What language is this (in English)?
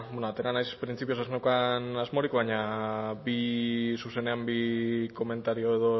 Basque